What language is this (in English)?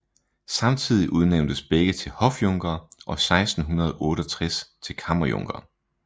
Danish